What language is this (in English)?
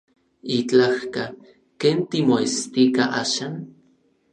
Orizaba Nahuatl